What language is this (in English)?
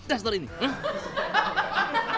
Indonesian